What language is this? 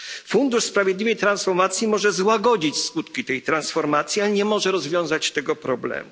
Polish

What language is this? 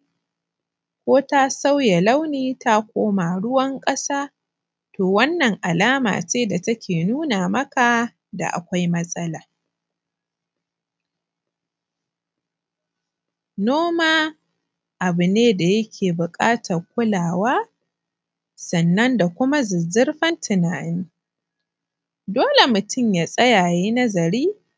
Hausa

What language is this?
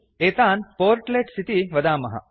Sanskrit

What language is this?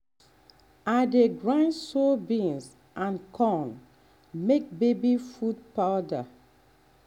Nigerian Pidgin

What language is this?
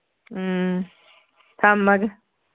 Manipuri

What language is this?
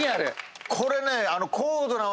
Japanese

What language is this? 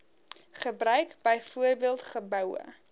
Afrikaans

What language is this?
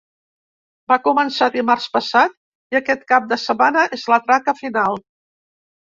Catalan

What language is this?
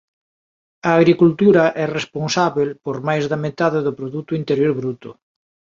Galician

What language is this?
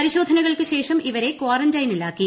Malayalam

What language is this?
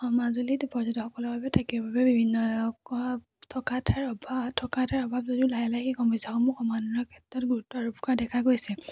Assamese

